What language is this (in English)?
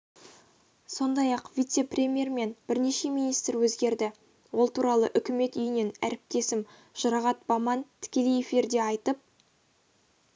Kazakh